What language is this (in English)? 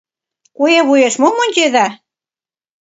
Mari